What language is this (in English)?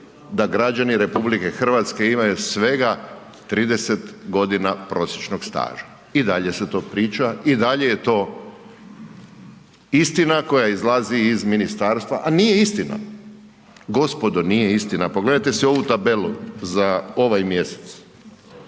Croatian